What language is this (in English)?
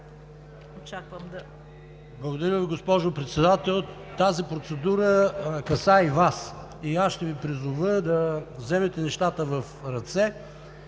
Bulgarian